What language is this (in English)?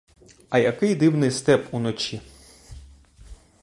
Ukrainian